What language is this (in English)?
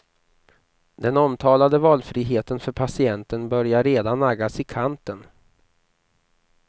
Swedish